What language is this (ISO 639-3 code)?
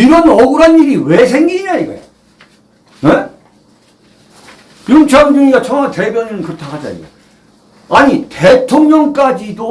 kor